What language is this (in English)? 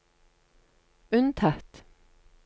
Norwegian